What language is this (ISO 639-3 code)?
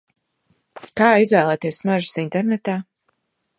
lav